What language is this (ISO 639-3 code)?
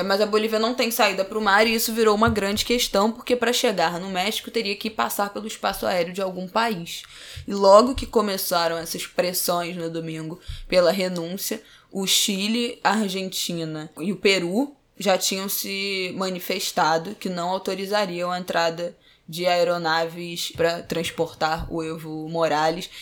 por